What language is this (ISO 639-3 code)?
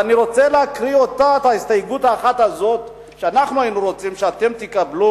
heb